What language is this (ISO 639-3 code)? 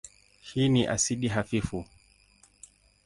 swa